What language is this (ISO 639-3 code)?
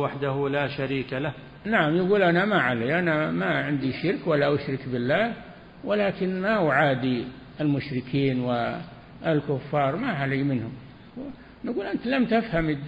ara